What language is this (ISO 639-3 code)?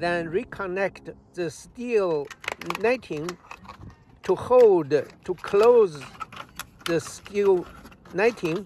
eng